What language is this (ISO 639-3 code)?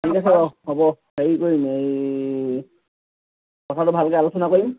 asm